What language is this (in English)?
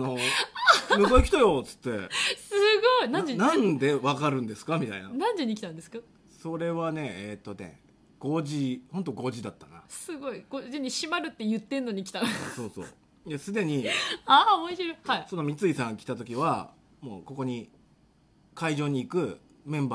Japanese